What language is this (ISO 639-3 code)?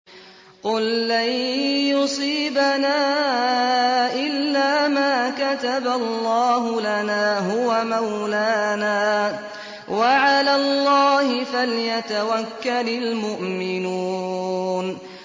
ara